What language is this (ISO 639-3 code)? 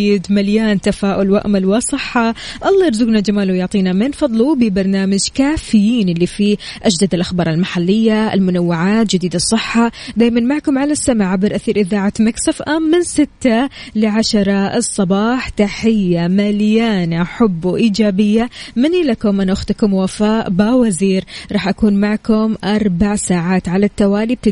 ara